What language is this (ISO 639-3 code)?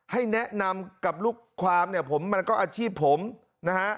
tha